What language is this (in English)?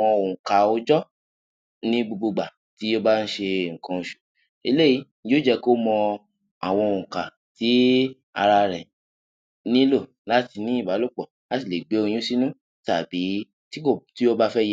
Yoruba